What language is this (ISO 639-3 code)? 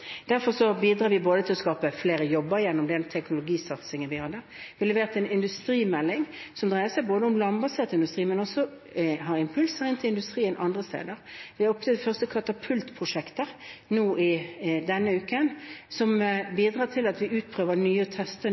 nob